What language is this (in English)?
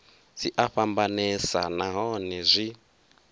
Venda